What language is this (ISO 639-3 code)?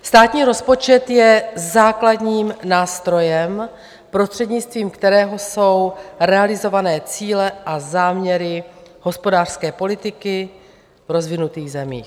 ces